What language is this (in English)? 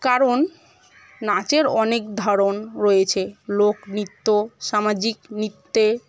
Bangla